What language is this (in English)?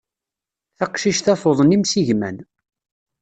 Kabyle